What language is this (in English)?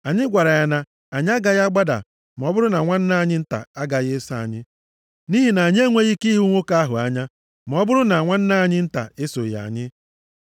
Igbo